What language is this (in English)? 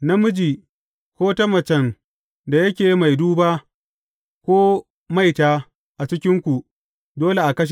Hausa